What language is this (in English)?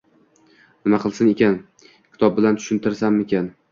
Uzbek